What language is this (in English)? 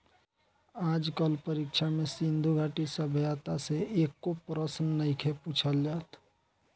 Bhojpuri